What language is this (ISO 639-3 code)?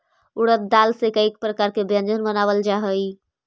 mag